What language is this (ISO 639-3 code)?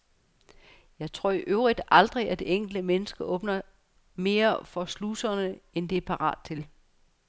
dan